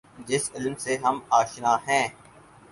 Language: Urdu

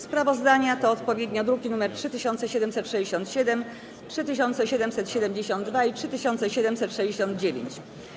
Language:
Polish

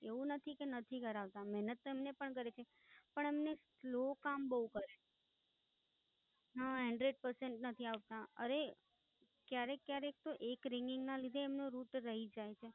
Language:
Gujarati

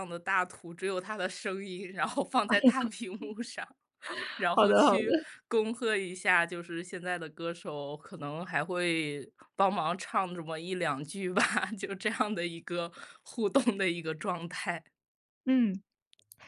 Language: Chinese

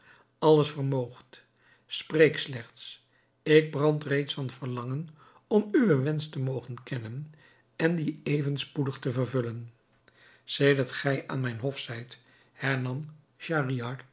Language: Dutch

